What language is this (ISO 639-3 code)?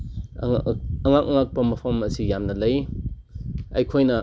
mni